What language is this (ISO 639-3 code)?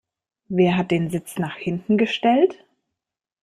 deu